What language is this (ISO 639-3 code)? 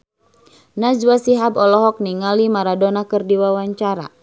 sun